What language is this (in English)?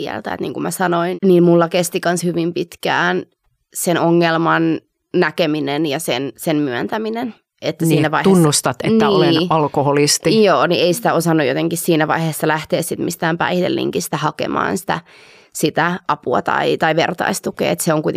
Finnish